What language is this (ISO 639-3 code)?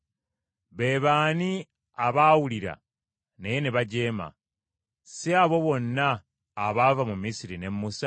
lug